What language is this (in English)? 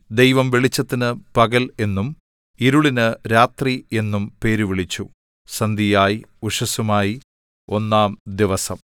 Malayalam